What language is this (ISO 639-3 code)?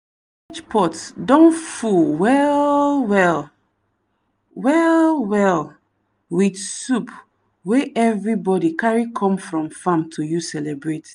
pcm